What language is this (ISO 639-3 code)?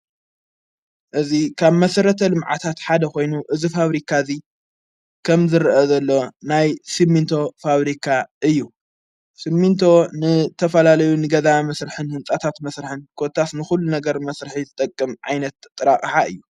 tir